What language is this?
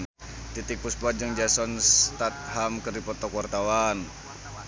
Sundanese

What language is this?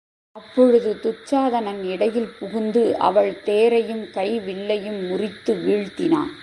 Tamil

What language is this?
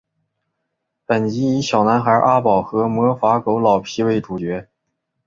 Chinese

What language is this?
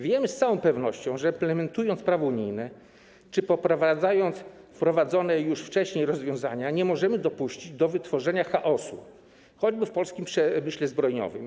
Polish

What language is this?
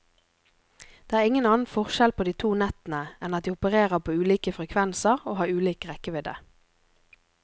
Norwegian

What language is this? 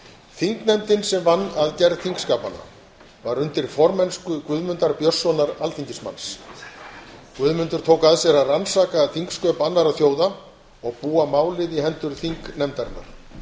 Icelandic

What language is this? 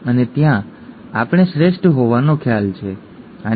Gujarati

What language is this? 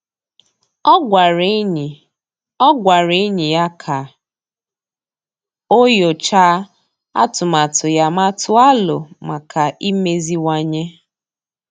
Igbo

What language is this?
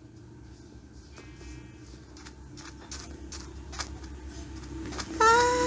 Thai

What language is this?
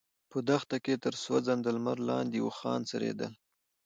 Pashto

